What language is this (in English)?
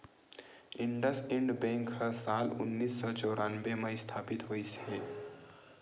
Chhattisgarhi